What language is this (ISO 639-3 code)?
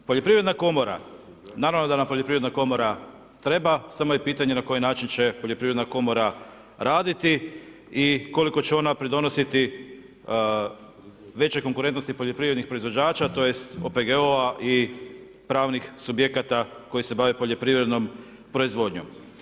hrv